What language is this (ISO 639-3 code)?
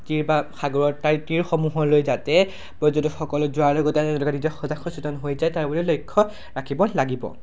asm